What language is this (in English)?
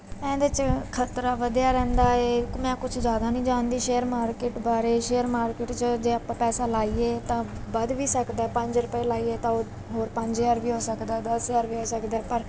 Punjabi